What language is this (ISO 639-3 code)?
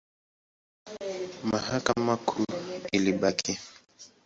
swa